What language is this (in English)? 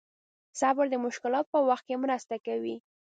Pashto